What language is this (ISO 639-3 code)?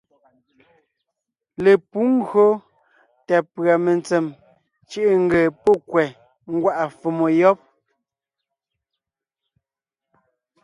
nnh